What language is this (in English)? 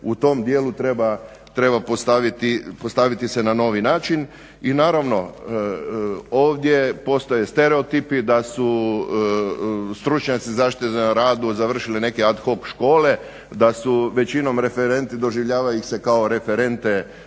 Croatian